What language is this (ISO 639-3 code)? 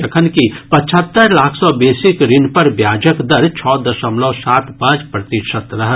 mai